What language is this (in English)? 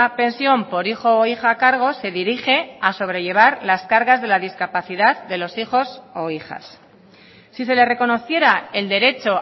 Spanish